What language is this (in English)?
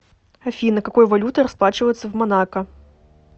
Russian